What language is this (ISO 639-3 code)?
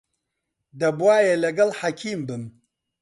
ckb